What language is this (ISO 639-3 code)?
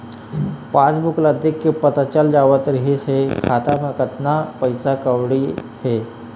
hne